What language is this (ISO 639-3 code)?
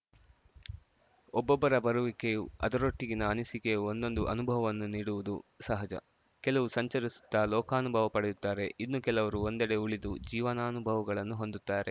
kan